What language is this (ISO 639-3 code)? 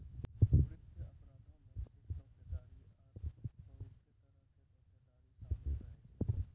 mai